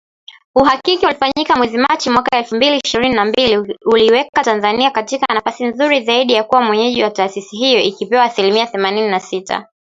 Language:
Swahili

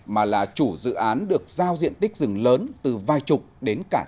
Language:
Vietnamese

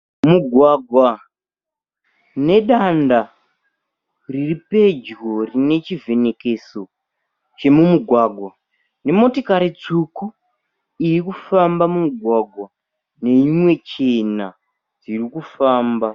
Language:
Shona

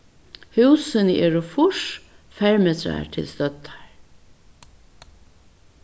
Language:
Faroese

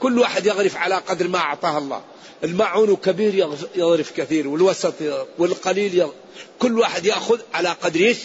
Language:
Arabic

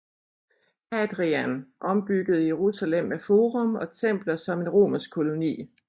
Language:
Danish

